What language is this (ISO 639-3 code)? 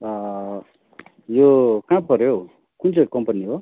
nep